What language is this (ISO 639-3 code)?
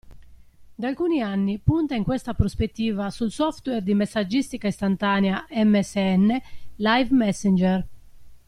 ita